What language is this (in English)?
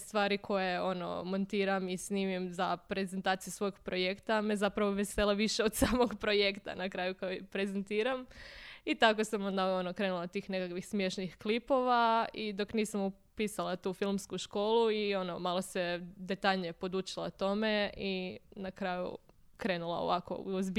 Croatian